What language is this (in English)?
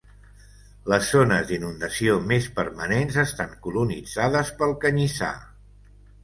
Catalan